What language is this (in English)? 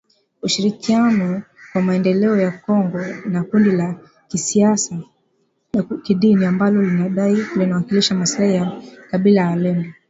Swahili